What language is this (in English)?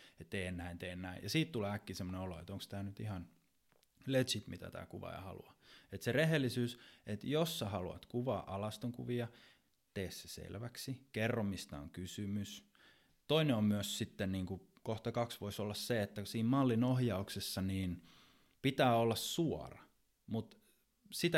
Finnish